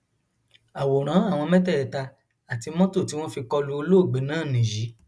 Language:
Yoruba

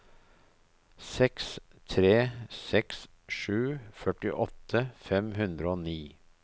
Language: Norwegian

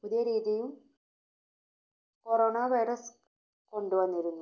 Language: Malayalam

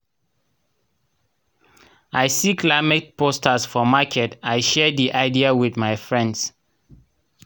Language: Nigerian Pidgin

